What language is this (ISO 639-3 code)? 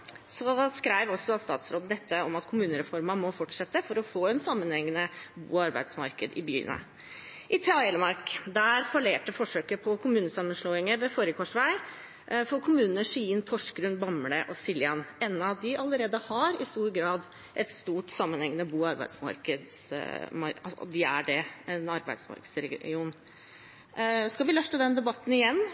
nob